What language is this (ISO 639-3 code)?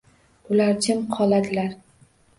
uzb